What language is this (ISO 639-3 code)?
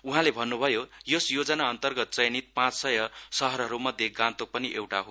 nep